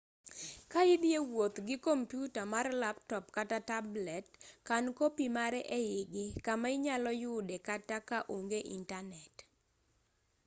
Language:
Luo (Kenya and Tanzania)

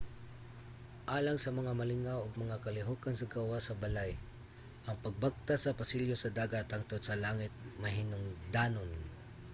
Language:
Cebuano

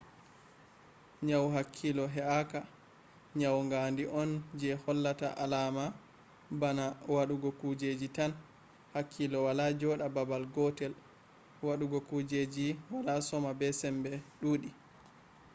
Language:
Fula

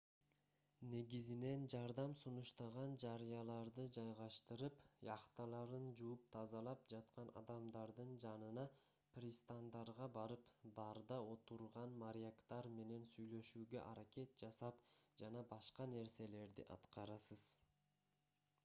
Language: Kyrgyz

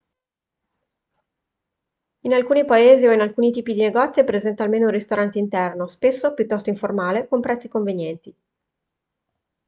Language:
Italian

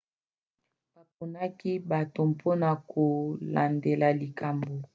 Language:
Lingala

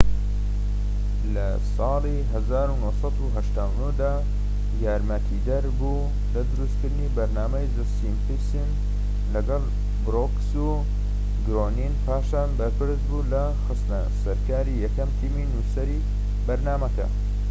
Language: Central Kurdish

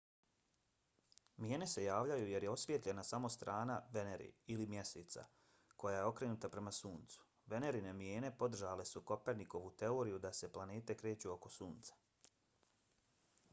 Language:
Bosnian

